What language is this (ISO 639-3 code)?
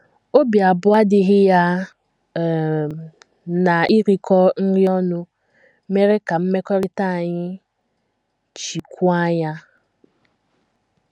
ibo